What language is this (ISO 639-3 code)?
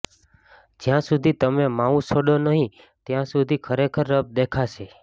guj